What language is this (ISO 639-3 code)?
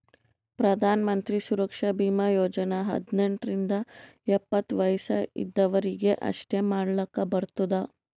kan